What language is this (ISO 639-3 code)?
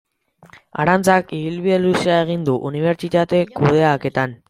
eus